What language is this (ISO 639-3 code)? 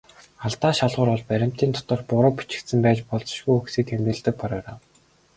mon